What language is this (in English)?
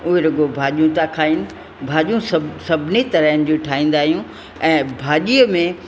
Sindhi